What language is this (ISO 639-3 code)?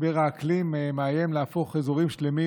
heb